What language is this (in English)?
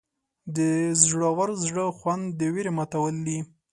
Pashto